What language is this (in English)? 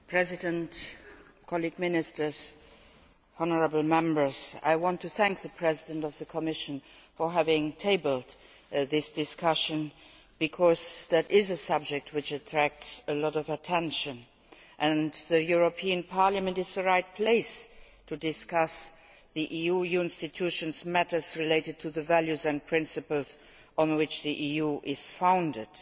English